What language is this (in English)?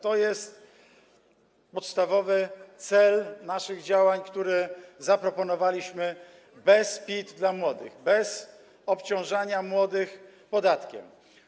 Polish